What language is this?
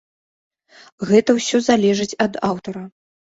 Belarusian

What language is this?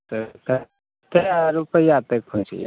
Maithili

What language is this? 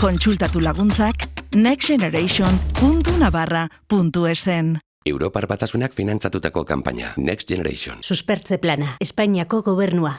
Basque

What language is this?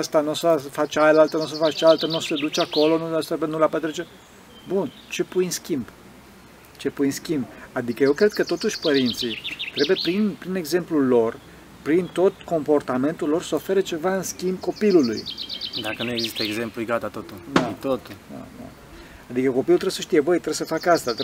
Romanian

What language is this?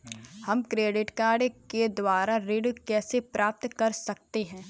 Hindi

